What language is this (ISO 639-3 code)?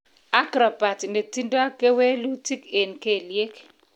kln